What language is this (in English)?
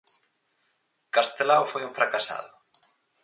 Galician